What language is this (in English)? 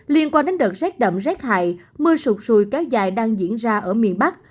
Vietnamese